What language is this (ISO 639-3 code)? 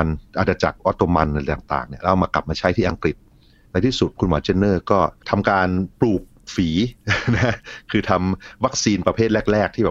tha